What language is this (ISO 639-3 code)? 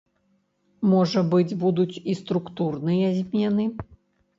bel